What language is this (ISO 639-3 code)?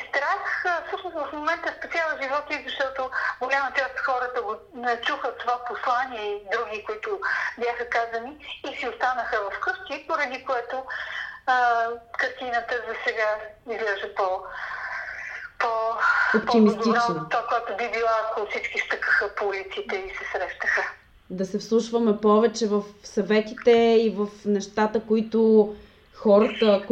bul